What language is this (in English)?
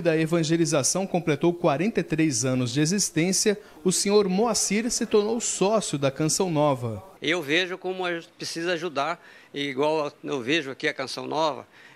Portuguese